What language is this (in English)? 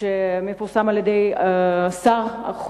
Hebrew